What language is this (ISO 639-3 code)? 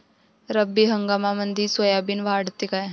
mar